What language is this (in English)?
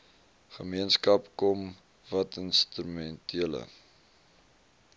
Afrikaans